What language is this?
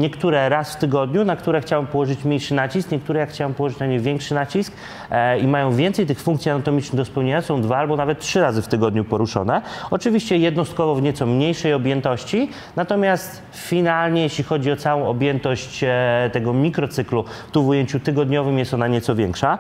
Polish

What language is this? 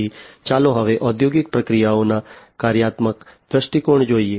Gujarati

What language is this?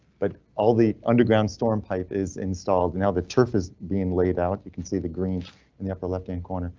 English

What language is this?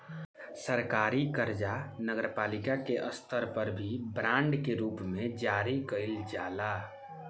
Bhojpuri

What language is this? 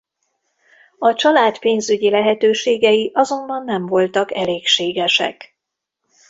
Hungarian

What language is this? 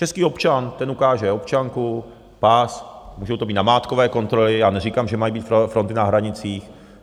Czech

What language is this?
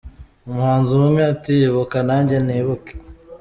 Kinyarwanda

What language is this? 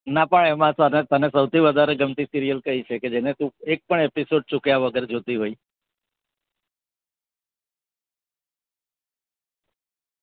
Gujarati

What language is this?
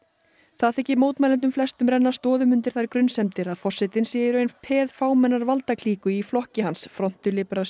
Icelandic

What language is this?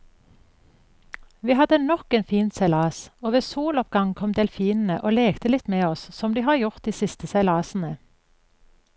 Norwegian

